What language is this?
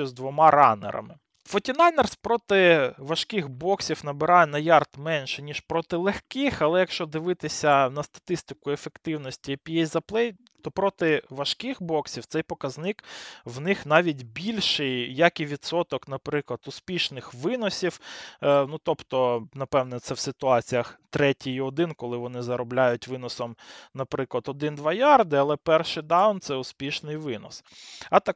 Ukrainian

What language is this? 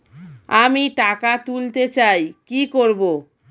Bangla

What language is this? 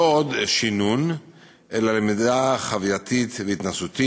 Hebrew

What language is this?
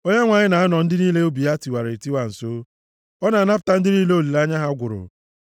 Igbo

